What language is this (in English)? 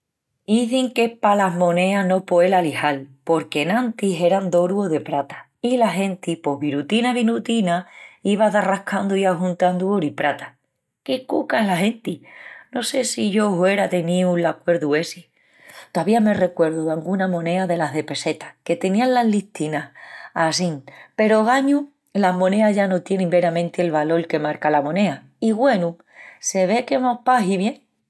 Extremaduran